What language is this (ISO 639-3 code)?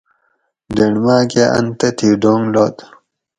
gwc